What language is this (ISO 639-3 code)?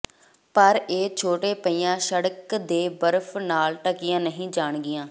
pan